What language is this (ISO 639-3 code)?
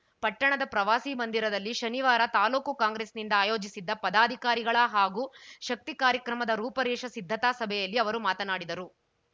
kan